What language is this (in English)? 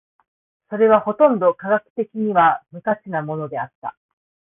Japanese